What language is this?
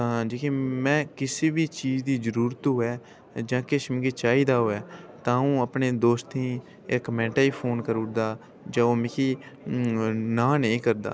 Dogri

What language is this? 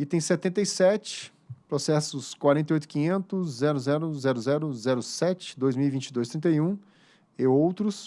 Portuguese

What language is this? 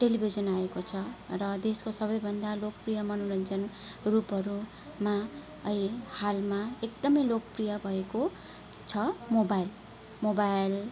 Nepali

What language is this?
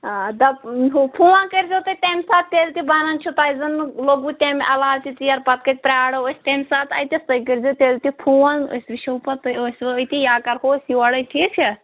Kashmiri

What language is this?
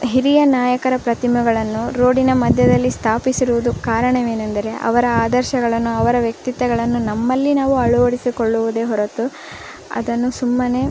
Kannada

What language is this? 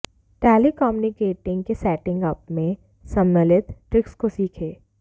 Hindi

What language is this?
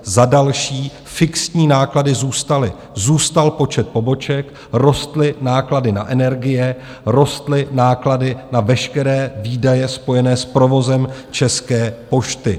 Czech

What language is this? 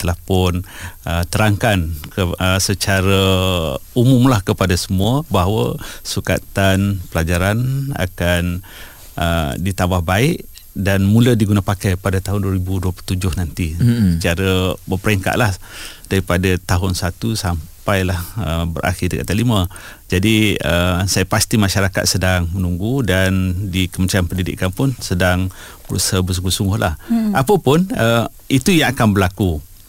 Malay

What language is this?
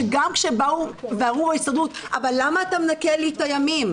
Hebrew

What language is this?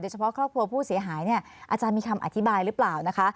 Thai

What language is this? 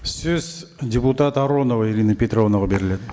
Kazakh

